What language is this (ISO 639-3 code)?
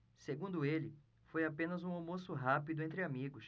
por